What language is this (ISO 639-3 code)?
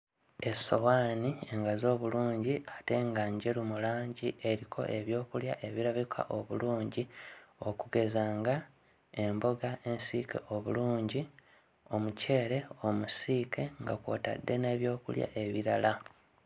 lug